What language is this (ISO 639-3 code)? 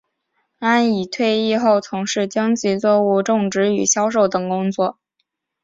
zho